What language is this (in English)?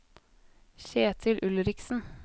Norwegian